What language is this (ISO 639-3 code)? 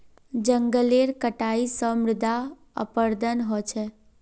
mag